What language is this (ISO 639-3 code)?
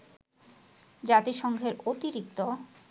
ben